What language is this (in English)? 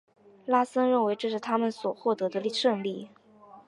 Chinese